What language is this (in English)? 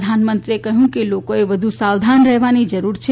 Gujarati